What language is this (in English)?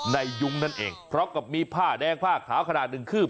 Thai